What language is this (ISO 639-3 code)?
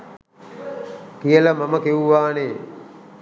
sin